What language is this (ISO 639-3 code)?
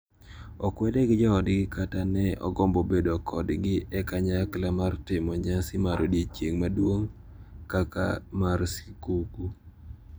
luo